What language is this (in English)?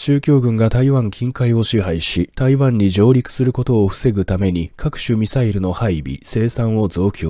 Japanese